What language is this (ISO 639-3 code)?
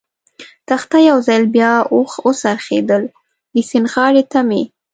pus